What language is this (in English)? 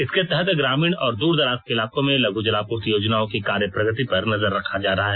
Hindi